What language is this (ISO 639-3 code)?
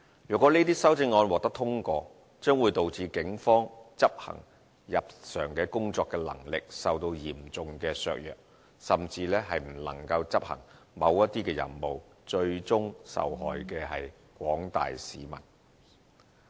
yue